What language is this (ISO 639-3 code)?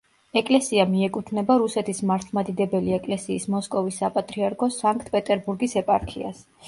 kat